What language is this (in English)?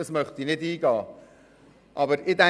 Swiss German